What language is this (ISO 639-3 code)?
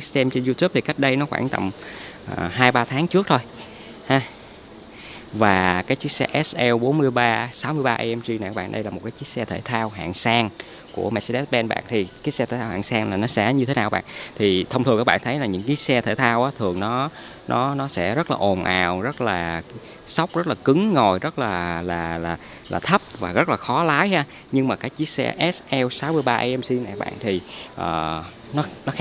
vie